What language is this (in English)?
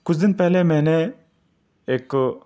Urdu